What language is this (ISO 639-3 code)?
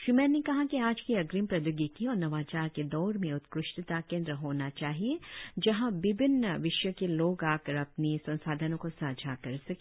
hin